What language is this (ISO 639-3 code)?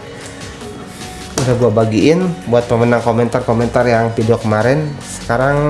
ind